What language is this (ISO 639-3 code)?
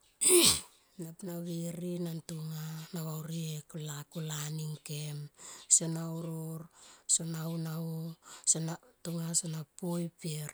tqp